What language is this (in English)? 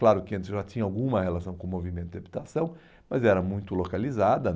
Portuguese